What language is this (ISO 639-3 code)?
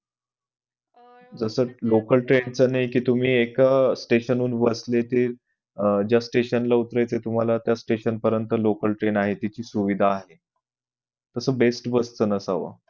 mar